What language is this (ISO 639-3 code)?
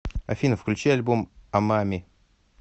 rus